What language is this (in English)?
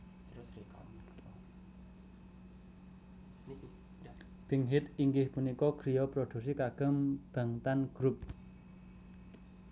Javanese